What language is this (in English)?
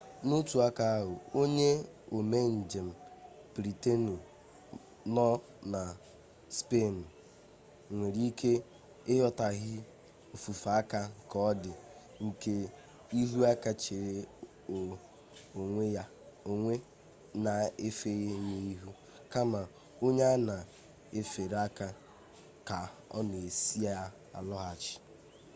Igbo